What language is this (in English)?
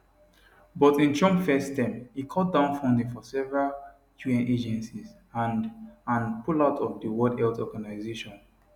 Nigerian Pidgin